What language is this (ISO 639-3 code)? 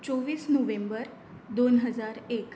kok